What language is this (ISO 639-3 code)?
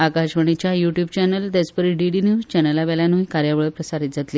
kok